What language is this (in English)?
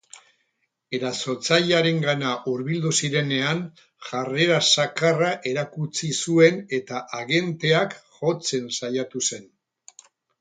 Basque